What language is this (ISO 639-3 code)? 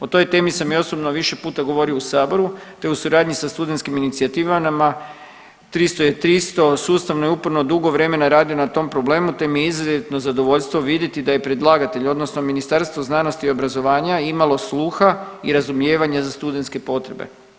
hrv